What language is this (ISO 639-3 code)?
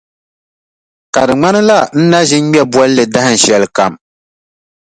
dag